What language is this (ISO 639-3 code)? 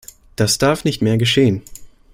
deu